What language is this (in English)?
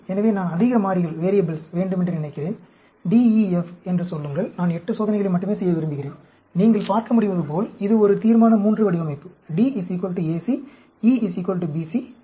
Tamil